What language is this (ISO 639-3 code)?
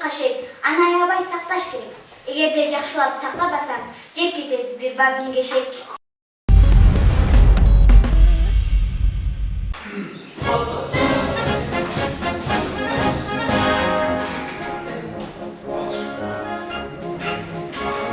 tur